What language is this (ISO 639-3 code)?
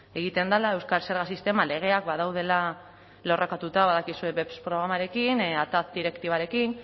eus